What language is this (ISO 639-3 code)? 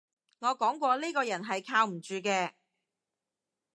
yue